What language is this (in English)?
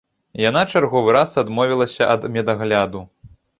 Belarusian